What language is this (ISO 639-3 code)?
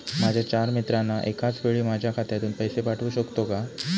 mar